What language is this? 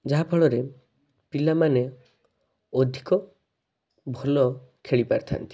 Odia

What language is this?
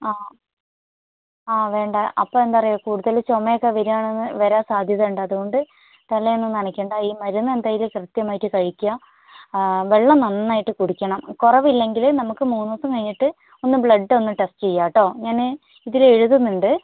Malayalam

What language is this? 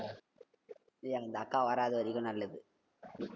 Tamil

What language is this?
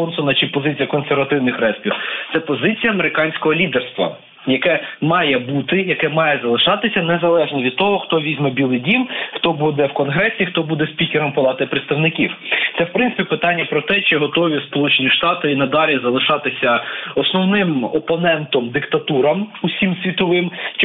Ukrainian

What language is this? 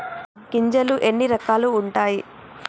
Telugu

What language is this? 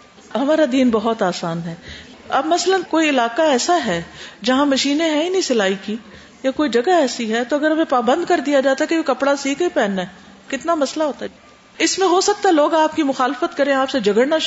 Urdu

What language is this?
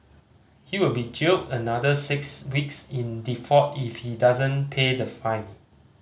English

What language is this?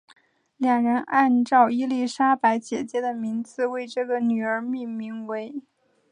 Chinese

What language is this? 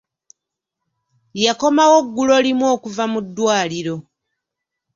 Ganda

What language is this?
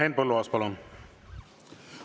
Estonian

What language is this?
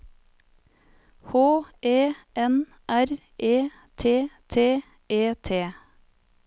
Norwegian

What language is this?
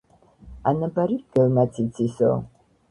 Georgian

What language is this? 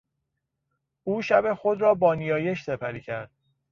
Persian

